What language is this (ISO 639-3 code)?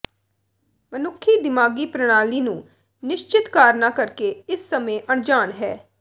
pan